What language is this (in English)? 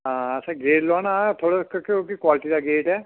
Dogri